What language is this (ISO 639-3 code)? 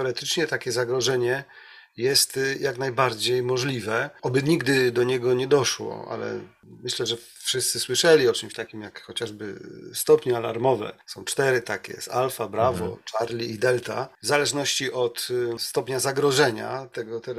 pol